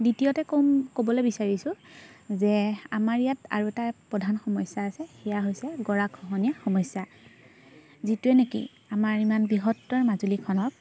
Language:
Assamese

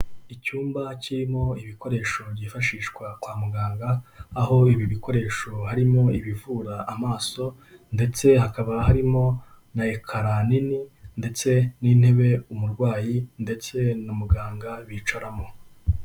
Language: Kinyarwanda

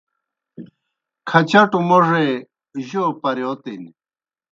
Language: Kohistani Shina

